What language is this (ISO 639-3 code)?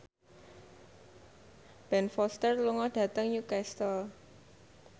jav